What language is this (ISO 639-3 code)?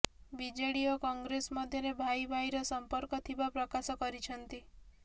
ori